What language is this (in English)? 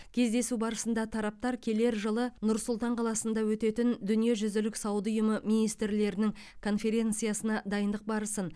Kazakh